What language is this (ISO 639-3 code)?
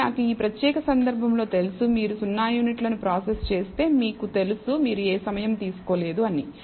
tel